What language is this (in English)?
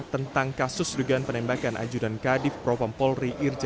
Indonesian